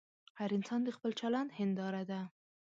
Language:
Pashto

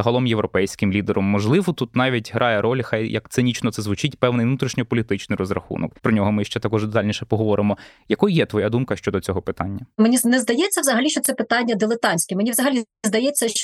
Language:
Ukrainian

